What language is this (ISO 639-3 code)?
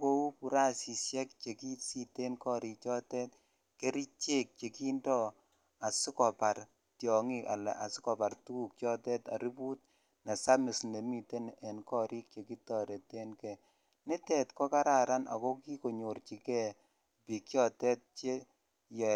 kln